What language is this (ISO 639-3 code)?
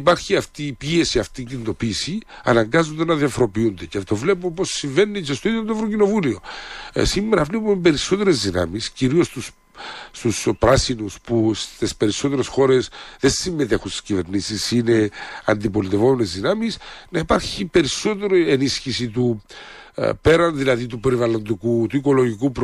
ell